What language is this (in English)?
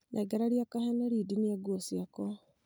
Kikuyu